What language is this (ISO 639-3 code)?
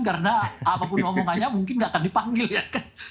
ind